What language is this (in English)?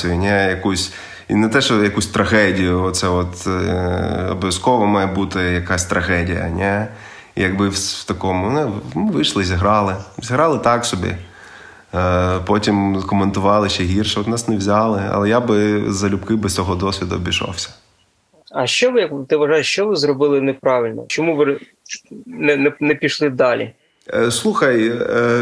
Ukrainian